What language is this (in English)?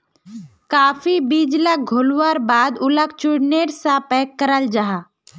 Magahi